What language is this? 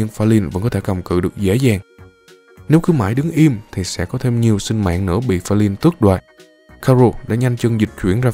Vietnamese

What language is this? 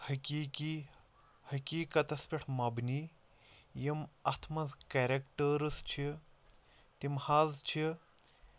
Kashmiri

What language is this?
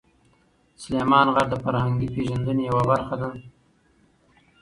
Pashto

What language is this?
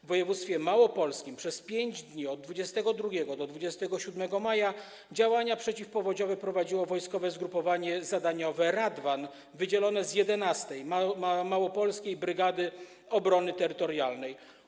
Polish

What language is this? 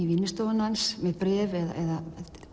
Icelandic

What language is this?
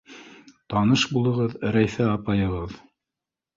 Bashkir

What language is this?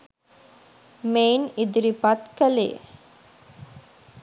Sinhala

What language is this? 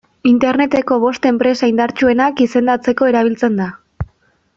Basque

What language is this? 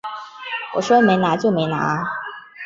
Chinese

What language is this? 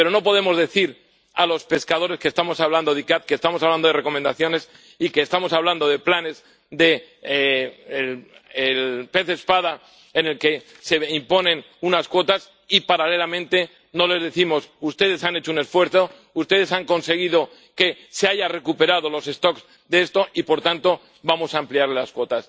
Spanish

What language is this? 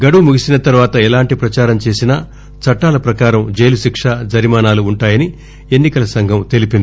Telugu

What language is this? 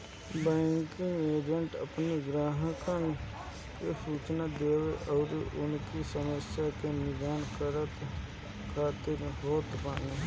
Bhojpuri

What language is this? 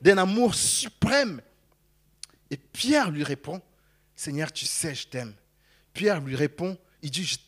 French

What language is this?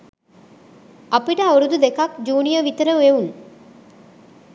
Sinhala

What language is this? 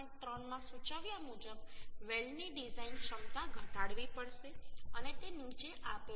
Gujarati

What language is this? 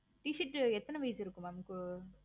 Tamil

